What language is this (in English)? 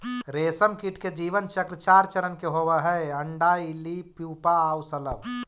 Magahi